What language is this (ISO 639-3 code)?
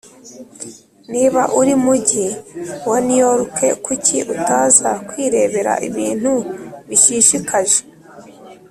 kin